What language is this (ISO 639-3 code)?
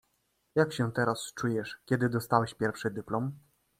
pol